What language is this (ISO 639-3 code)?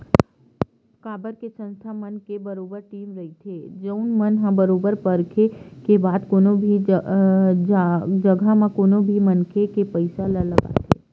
hne